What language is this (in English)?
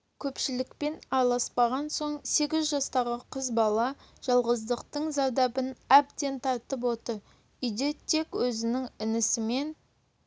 Kazakh